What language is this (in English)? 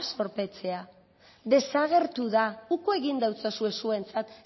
Basque